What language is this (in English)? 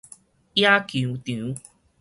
Min Nan Chinese